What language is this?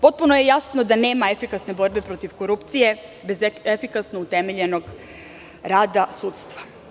Serbian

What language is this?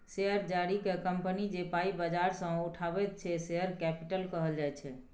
Maithili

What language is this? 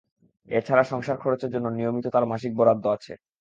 Bangla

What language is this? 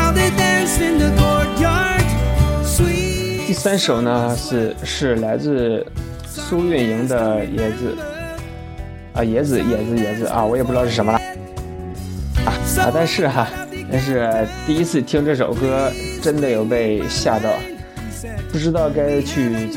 Chinese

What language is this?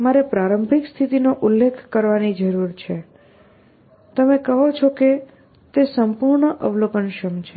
Gujarati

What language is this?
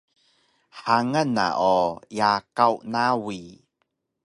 Taroko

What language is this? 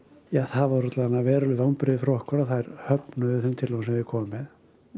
Icelandic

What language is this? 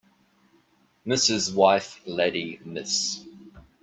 English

